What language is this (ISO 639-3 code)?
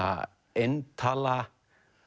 isl